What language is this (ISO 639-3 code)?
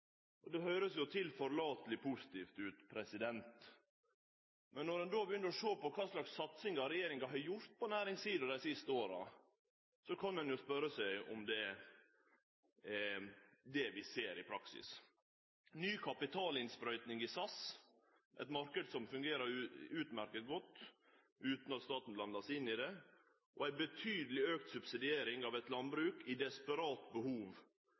nno